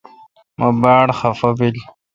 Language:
Kalkoti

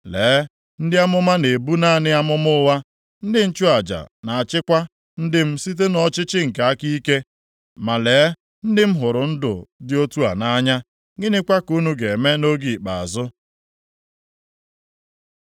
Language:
Igbo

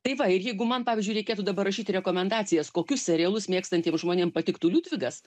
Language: Lithuanian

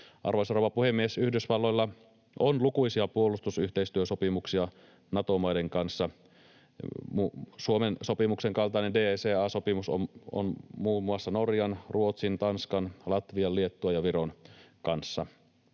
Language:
Finnish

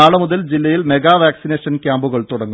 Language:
Malayalam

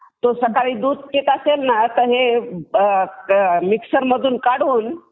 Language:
Marathi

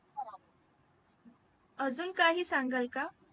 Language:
Marathi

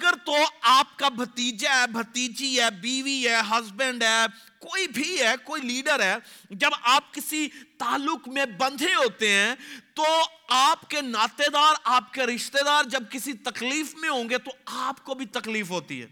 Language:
Urdu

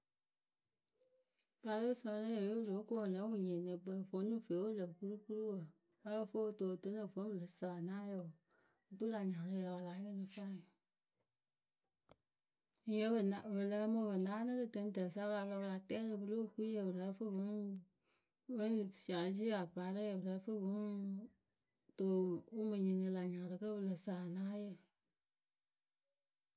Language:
Akebu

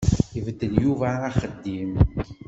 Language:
Kabyle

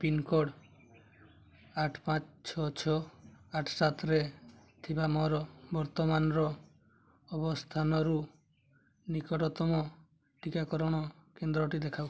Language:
Odia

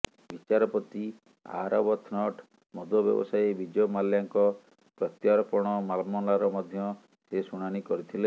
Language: Odia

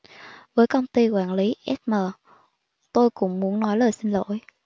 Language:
Vietnamese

